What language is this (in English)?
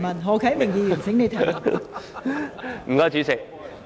Cantonese